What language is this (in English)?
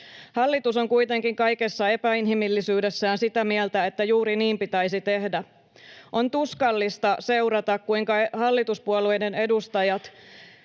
Finnish